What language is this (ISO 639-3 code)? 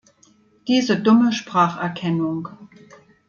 deu